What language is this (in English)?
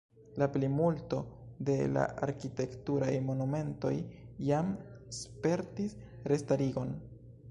Esperanto